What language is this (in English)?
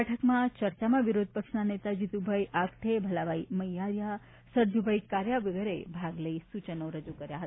Gujarati